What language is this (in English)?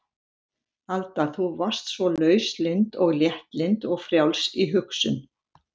Icelandic